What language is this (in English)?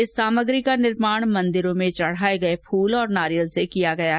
Hindi